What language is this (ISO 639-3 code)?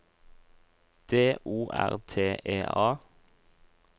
nor